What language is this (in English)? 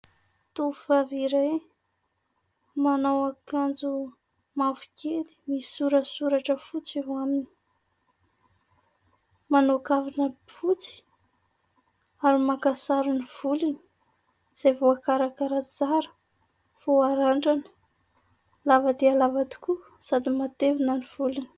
Malagasy